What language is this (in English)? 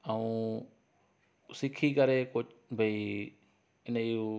Sindhi